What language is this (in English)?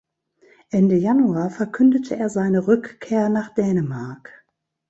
German